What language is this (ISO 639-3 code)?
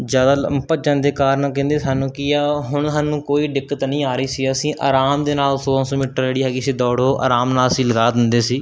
pan